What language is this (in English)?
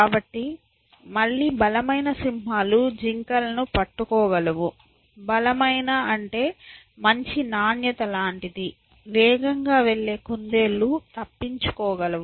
Telugu